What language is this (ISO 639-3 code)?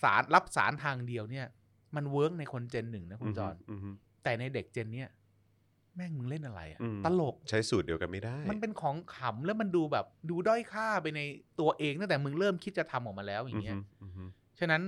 tha